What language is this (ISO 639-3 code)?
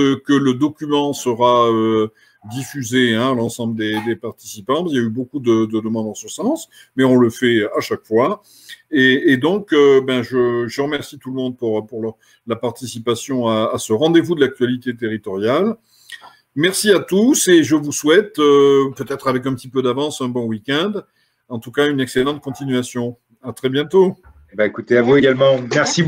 fra